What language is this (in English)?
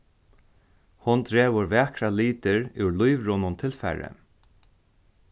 Faroese